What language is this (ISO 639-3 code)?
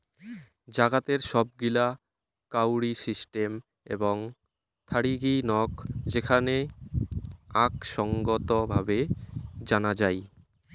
ben